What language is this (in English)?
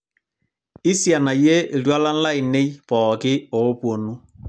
Masai